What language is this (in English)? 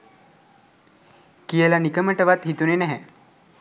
Sinhala